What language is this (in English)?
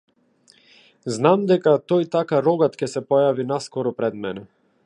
Macedonian